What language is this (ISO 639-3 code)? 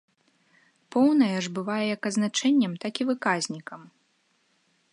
bel